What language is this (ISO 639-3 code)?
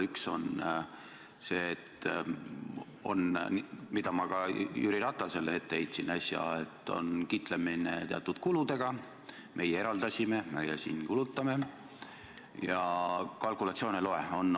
est